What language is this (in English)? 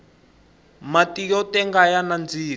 Tsonga